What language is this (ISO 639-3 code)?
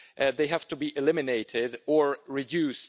eng